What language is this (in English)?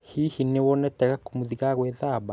Kikuyu